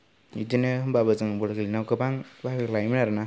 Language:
Bodo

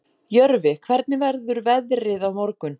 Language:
Icelandic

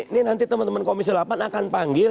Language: Indonesian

